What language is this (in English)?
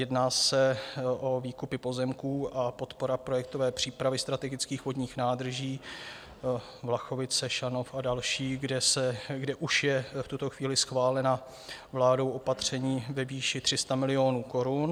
Czech